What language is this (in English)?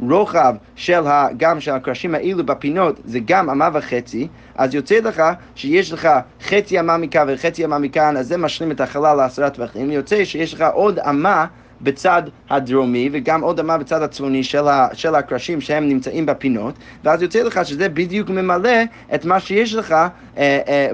Hebrew